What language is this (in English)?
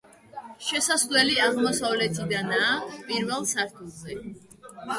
Georgian